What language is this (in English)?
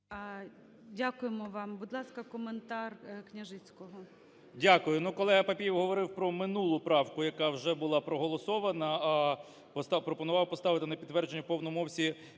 Ukrainian